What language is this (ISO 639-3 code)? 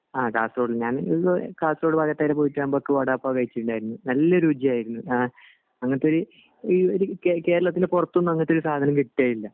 mal